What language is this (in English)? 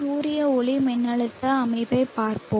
Tamil